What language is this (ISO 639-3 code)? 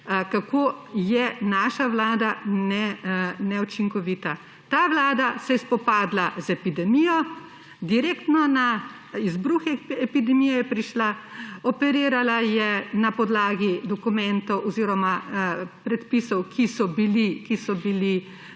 slv